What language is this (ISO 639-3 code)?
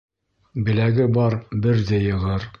bak